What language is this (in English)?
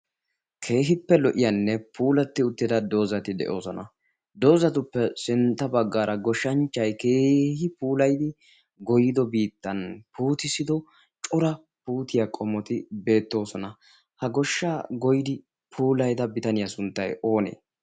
Wolaytta